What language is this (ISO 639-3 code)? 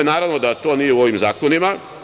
srp